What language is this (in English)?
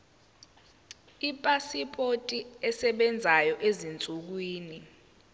Zulu